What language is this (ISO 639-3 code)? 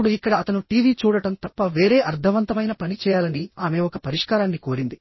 tel